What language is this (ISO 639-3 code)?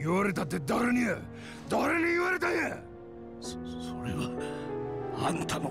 jpn